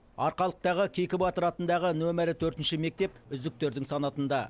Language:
Kazakh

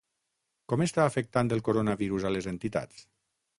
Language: Catalan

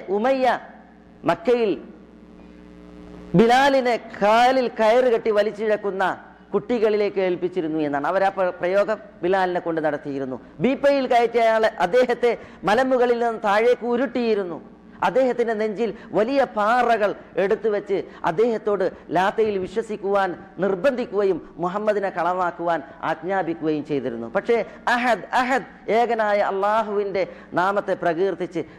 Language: Arabic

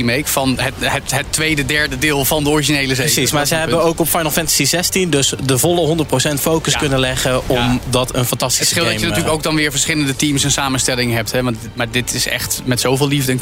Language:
Dutch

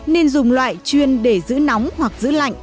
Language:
Vietnamese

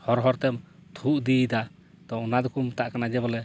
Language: Santali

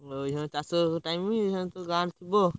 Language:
Odia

